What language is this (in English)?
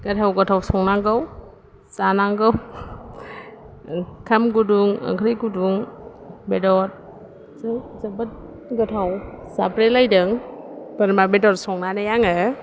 Bodo